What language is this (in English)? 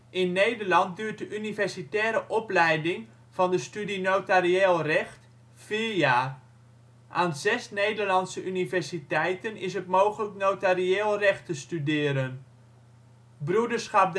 Dutch